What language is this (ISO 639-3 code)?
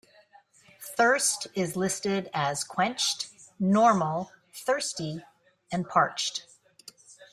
eng